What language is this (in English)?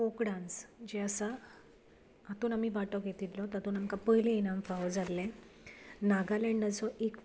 Konkani